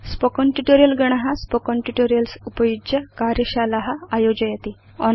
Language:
Sanskrit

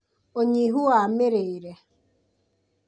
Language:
Kikuyu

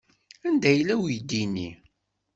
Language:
Kabyle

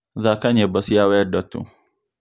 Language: Kikuyu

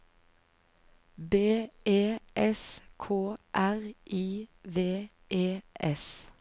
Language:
Norwegian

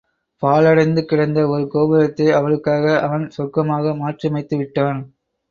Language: Tamil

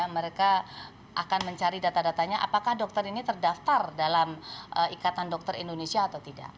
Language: Indonesian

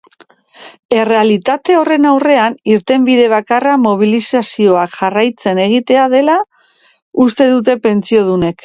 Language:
Basque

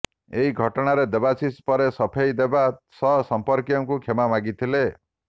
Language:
Odia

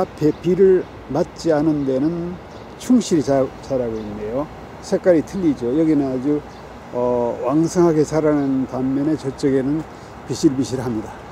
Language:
Korean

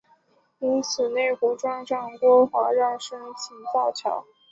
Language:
Chinese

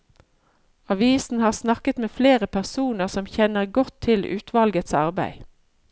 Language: Norwegian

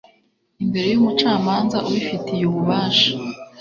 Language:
Kinyarwanda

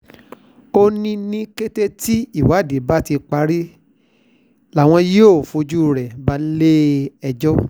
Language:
Yoruba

